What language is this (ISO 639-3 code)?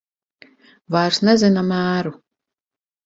lav